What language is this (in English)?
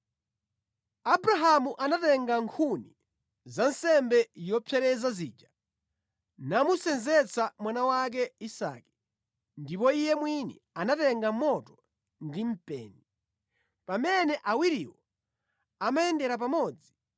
Nyanja